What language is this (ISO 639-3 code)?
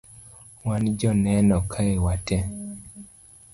luo